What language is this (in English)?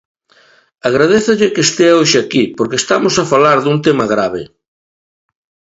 Galician